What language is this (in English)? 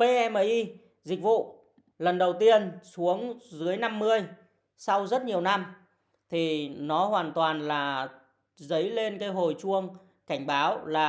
Vietnamese